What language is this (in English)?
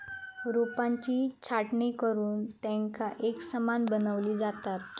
Marathi